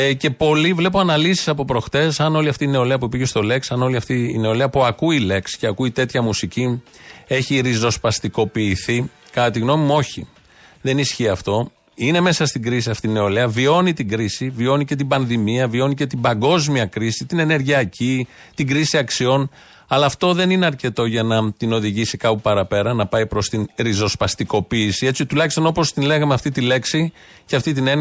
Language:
Greek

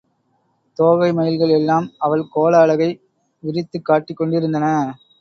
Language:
Tamil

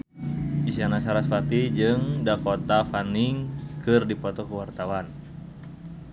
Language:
Sundanese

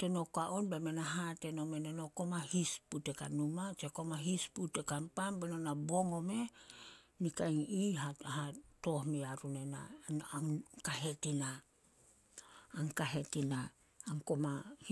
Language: Solos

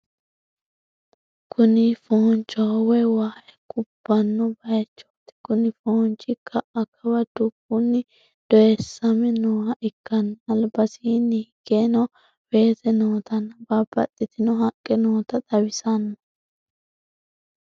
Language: Sidamo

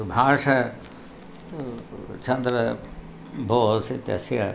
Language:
Sanskrit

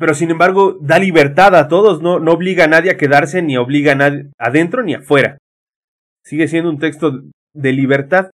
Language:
Spanish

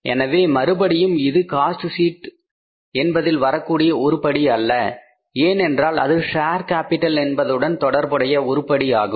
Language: Tamil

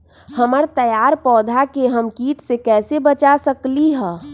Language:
Magahi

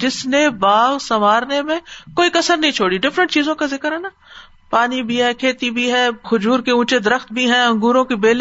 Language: Urdu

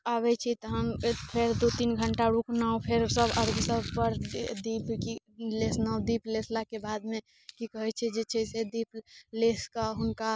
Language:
Maithili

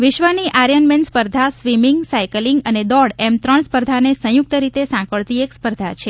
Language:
Gujarati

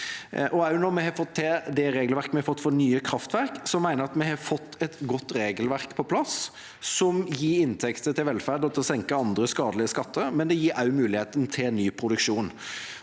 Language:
Norwegian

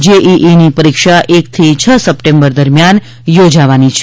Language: Gujarati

